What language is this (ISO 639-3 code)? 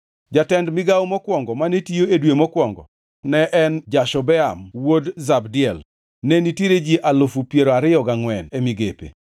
luo